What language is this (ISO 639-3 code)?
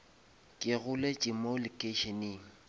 nso